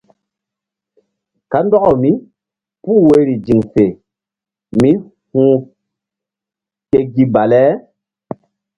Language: Mbum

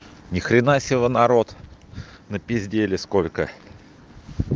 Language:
Russian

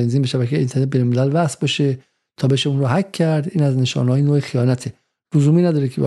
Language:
Persian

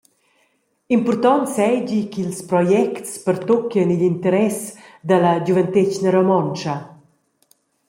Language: Romansh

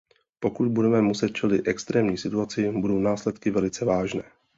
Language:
Czech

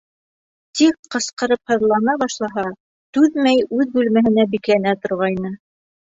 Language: Bashkir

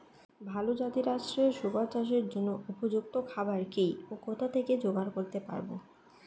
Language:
Bangla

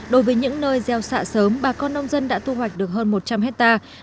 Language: Vietnamese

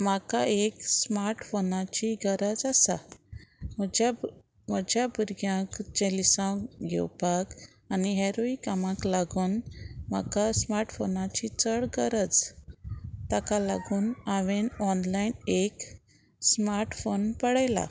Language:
Konkani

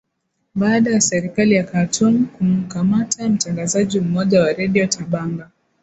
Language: Swahili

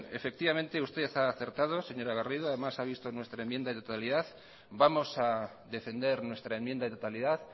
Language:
Spanish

